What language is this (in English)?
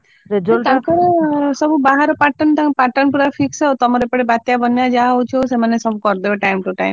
Odia